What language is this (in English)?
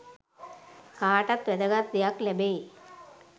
Sinhala